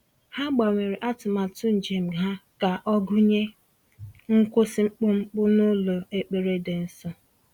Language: Igbo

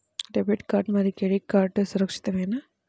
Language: Telugu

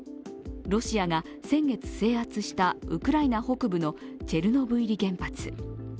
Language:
Japanese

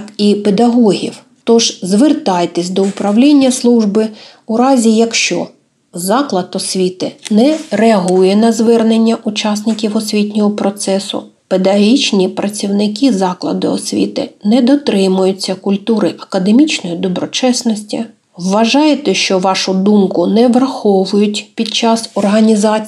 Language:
Ukrainian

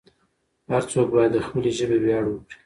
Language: Pashto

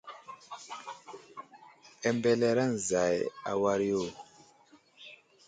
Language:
Wuzlam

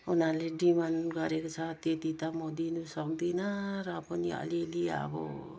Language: Nepali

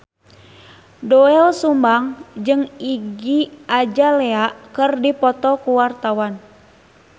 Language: Sundanese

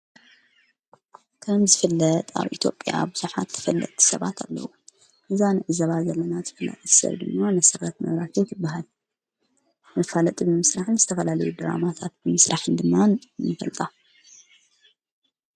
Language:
Tigrinya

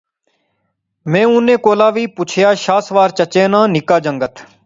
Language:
Pahari-Potwari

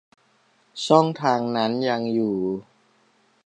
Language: Thai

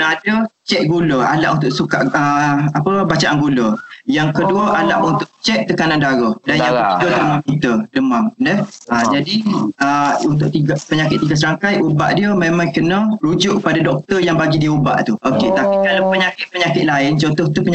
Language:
Malay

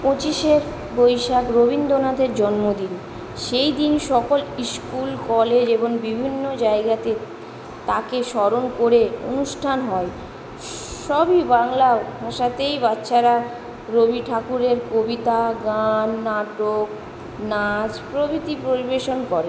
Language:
Bangla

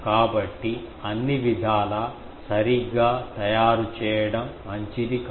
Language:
Telugu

